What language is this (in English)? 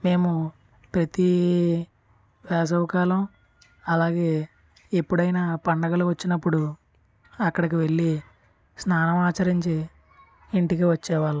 Telugu